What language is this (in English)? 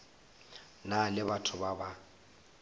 Northern Sotho